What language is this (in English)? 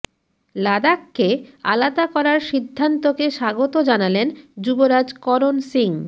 Bangla